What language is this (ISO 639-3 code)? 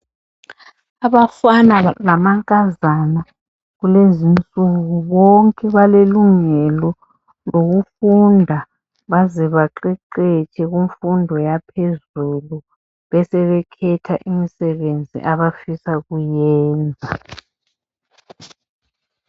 nde